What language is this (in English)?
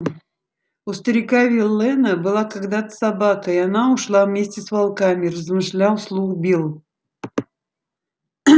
Russian